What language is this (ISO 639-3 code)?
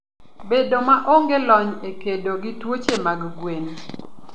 luo